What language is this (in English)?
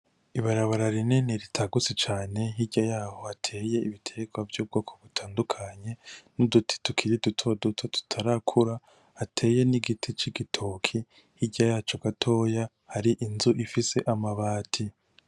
Rundi